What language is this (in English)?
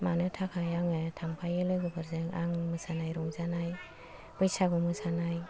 Bodo